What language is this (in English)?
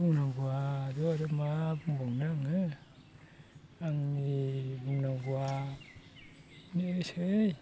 Bodo